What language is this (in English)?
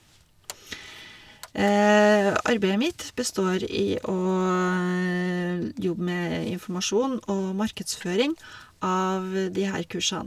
Norwegian